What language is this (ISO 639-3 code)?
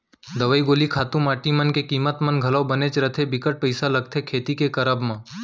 hne